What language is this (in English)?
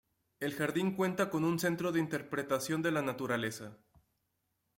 Spanish